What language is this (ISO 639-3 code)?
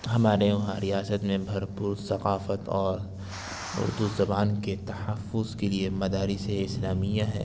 urd